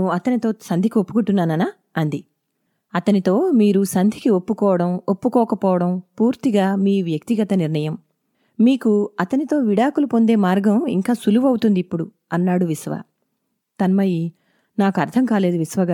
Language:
Telugu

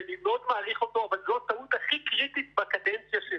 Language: Hebrew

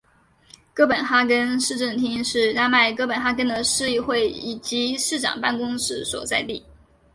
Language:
Chinese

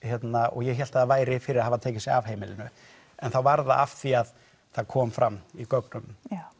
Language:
Icelandic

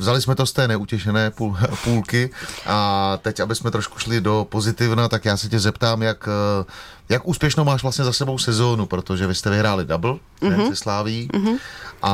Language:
Czech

